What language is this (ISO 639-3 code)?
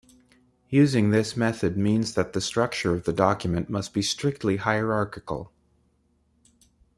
eng